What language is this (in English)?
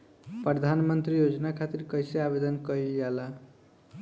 Bhojpuri